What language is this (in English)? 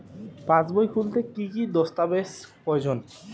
Bangla